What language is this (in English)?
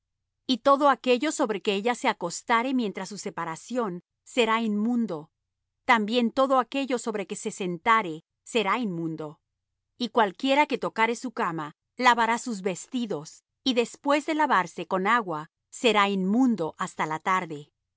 Spanish